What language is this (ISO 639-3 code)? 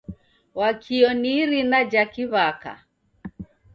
dav